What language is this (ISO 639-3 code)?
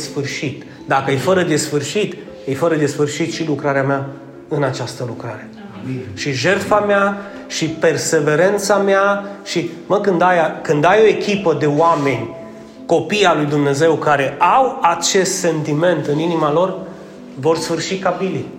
ron